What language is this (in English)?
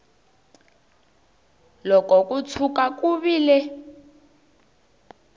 Tsonga